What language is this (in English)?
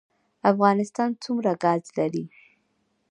Pashto